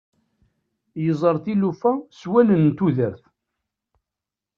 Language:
Kabyle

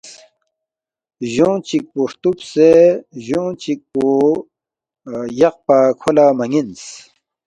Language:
Balti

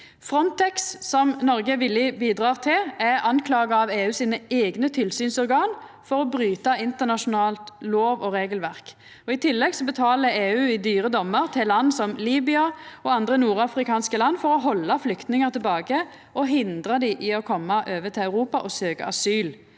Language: Norwegian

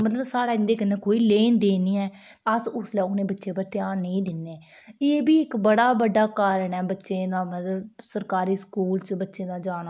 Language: Dogri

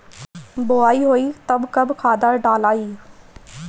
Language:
Bhojpuri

